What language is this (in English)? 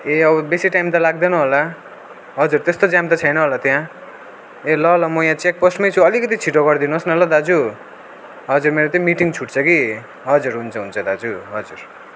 Nepali